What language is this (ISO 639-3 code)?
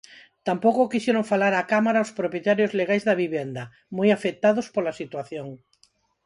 glg